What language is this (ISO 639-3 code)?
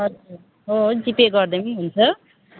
nep